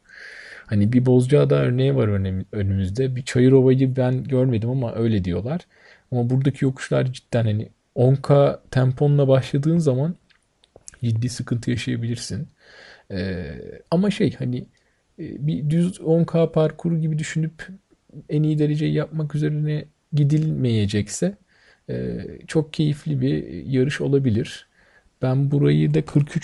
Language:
Turkish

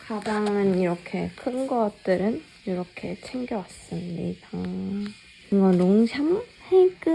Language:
Korean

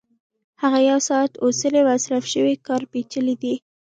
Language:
Pashto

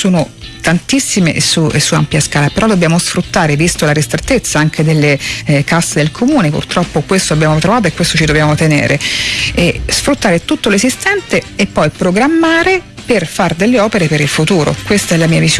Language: Italian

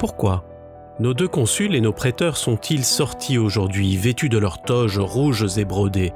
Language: French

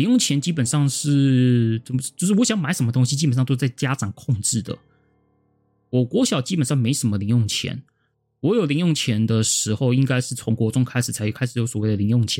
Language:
Chinese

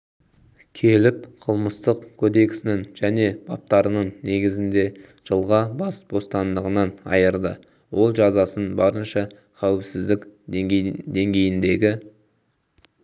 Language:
Kazakh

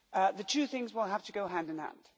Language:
English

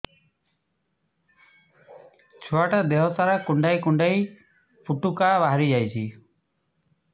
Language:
Odia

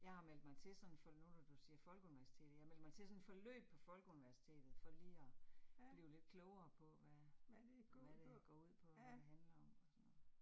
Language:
Danish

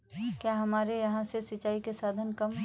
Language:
Hindi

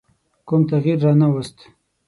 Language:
Pashto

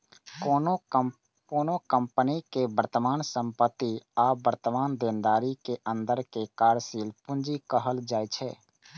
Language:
Maithili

